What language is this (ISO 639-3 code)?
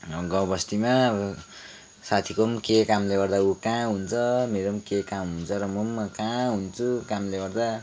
nep